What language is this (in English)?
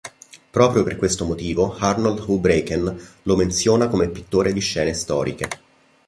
Italian